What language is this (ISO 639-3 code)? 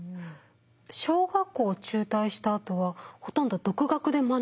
jpn